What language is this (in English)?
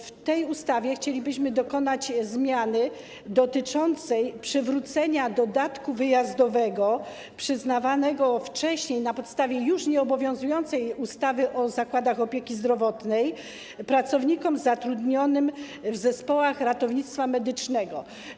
Polish